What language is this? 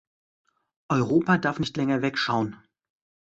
German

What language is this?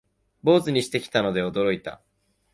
Japanese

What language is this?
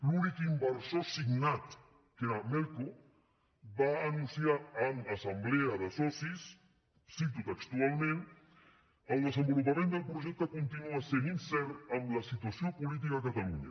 Catalan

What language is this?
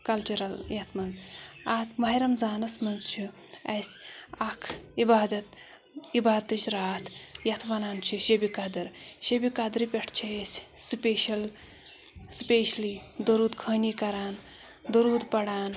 Kashmiri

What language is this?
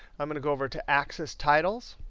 English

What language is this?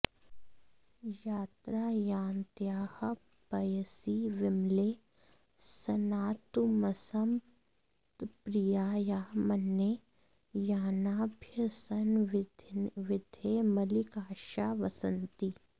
Sanskrit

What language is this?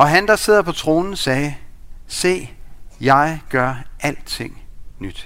Danish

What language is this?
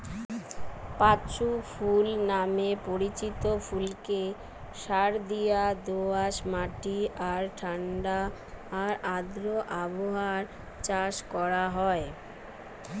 Bangla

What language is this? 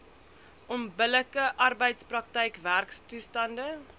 Afrikaans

